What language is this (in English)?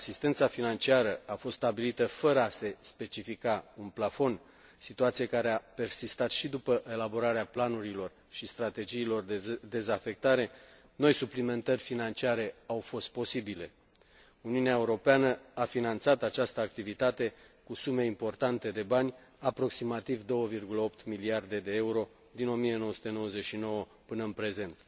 Romanian